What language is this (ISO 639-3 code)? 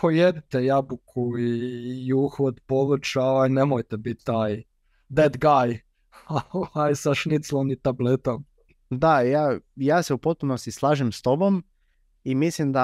hrv